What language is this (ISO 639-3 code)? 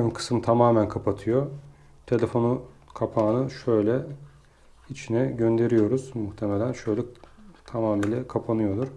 tur